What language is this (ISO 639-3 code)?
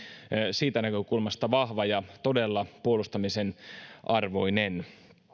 fin